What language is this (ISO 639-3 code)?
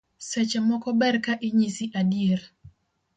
luo